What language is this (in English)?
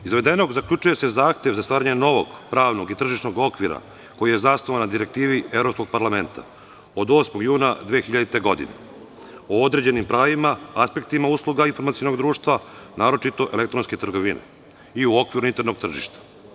Serbian